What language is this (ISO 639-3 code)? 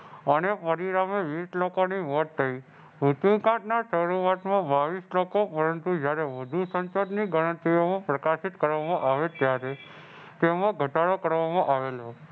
guj